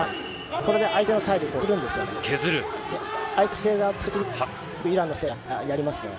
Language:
Japanese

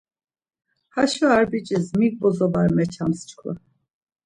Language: Laz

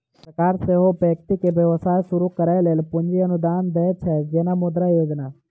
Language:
Maithili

